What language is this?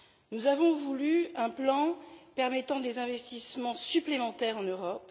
French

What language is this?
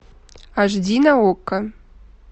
Russian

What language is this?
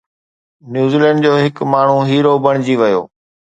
Sindhi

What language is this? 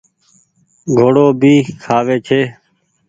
Goaria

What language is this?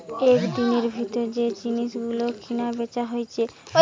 Bangla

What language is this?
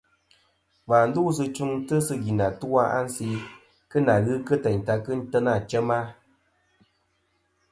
Kom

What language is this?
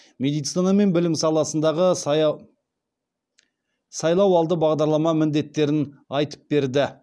Kazakh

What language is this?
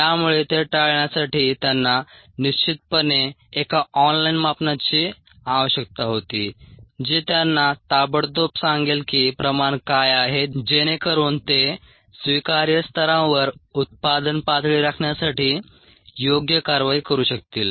Marathi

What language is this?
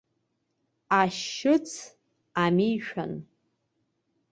Abkhazian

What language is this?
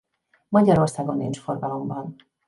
Hungarian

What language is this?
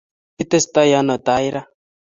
Kalenjin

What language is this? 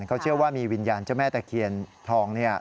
Thai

